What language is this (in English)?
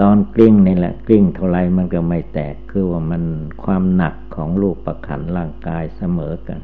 Thai